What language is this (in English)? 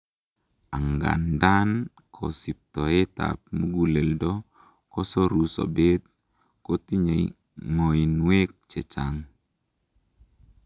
Kalenjin